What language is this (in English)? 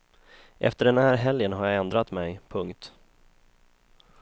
Swedish